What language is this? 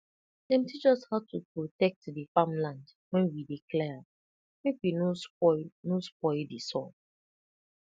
Nigerian Pidgin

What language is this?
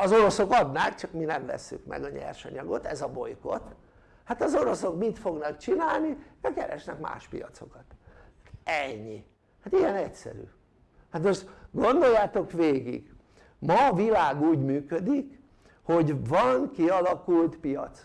Hungarian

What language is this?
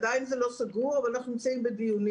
Hebrew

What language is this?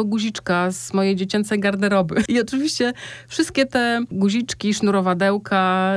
Polish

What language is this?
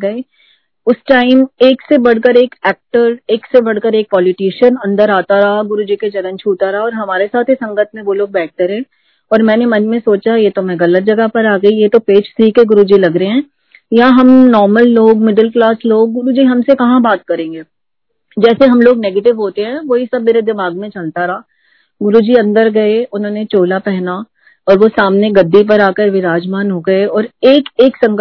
Hindi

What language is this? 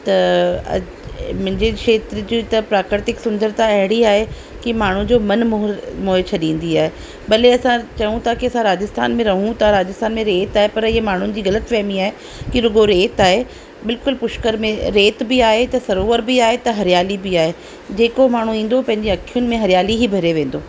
Sindhi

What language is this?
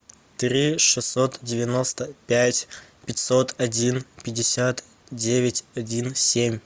Russian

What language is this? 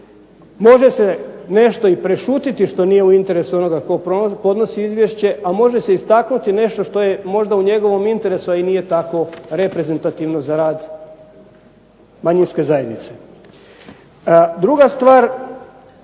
Croatian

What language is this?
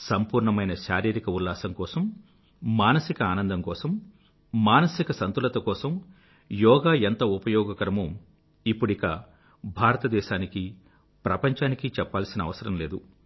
Telugu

